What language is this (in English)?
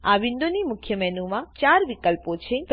Gujarati